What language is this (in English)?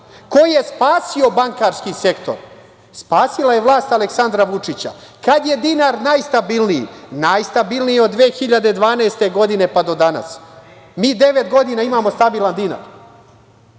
Serbian